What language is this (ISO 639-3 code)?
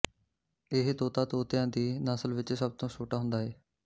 pan